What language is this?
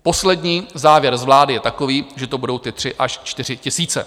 Czech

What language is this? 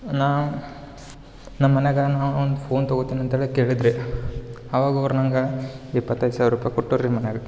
Kannada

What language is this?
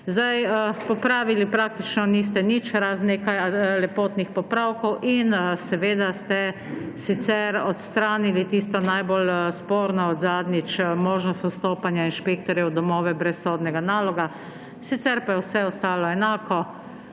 Slovenian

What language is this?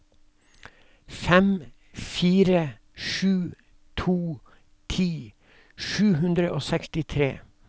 Norwegian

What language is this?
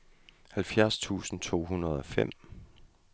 Danish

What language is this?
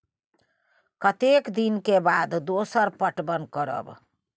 Maithili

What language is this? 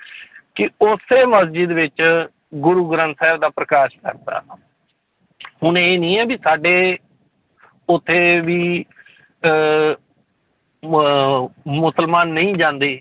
Punjabi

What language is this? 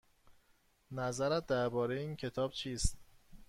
Persian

